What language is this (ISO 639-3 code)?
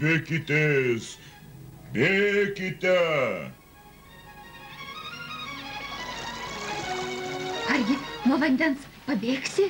rus